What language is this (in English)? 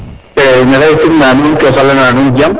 Serer